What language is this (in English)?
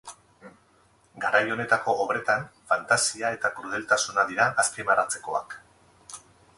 Basque